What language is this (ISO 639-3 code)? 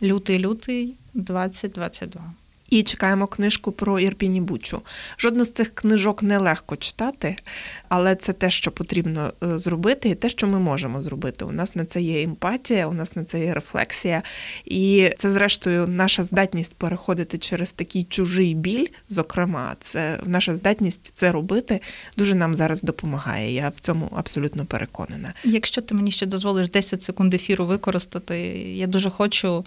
ukr